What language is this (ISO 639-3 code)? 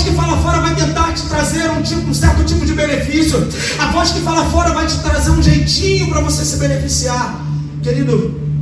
por